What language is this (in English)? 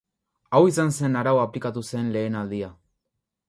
Basque